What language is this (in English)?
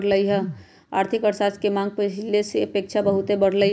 Magahi